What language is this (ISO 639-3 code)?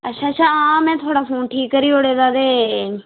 doi